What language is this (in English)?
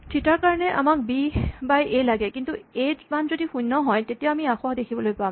Assamese